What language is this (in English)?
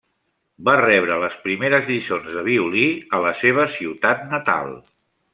Catalan